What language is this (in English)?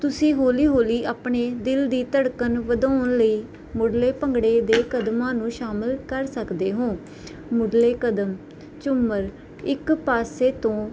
Punjabi